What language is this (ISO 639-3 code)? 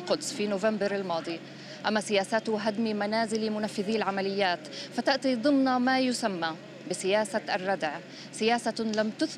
ara